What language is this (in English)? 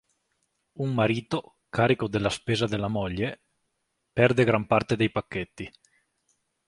Italian